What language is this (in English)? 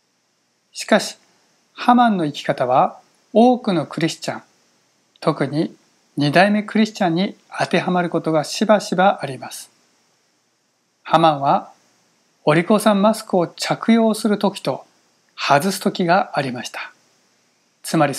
Japanese